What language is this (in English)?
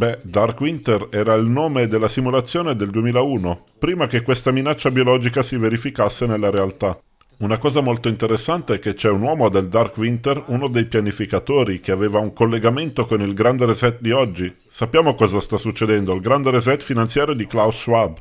Italian